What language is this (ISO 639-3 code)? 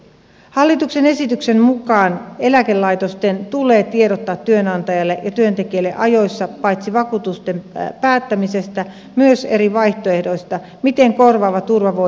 fin